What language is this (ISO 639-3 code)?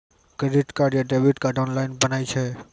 mai